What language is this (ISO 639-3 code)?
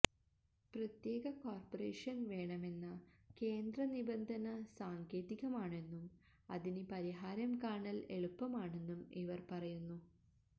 mal